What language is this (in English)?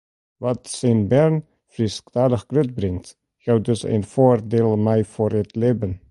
Western Frisian